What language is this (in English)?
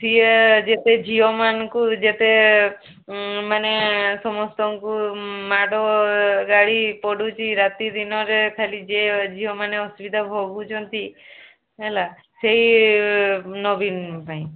Odia